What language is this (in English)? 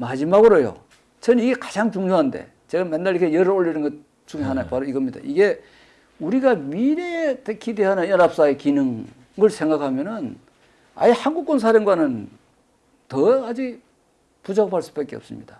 Korean